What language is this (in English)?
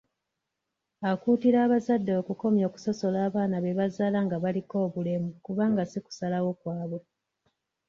Ganda